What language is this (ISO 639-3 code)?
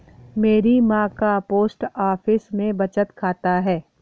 hin